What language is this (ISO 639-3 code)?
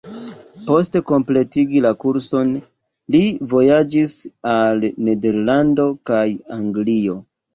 epo